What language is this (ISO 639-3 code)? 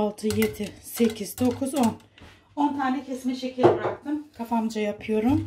tur